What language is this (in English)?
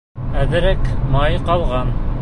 Bashkir